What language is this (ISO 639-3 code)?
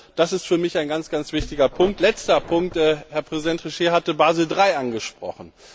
deu